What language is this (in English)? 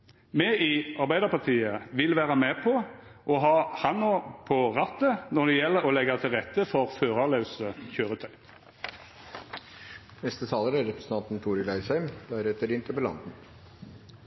Norwegian Nynorsk